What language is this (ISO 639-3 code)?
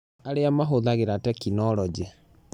kik